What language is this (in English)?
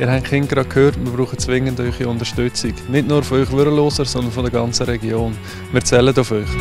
German